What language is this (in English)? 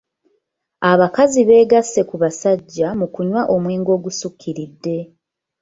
Ganda